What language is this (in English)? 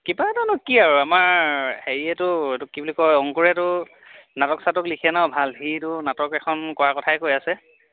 Assamese